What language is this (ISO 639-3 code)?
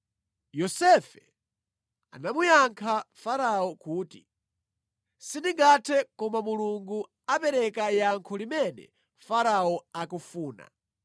nya